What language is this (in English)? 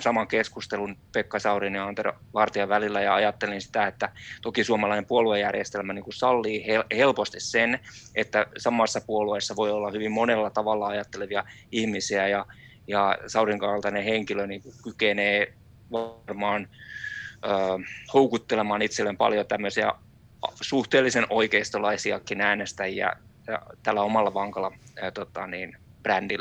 Finnish